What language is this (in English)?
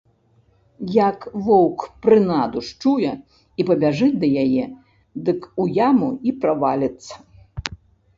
Belarusian